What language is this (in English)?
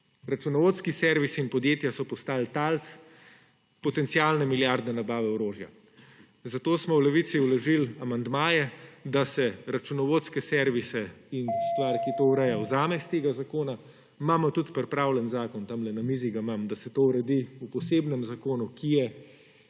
Slovenian